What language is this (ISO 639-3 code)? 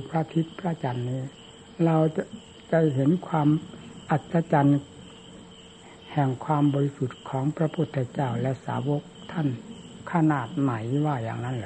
tha